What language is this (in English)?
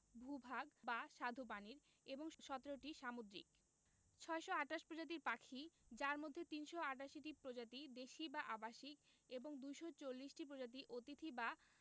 Bangla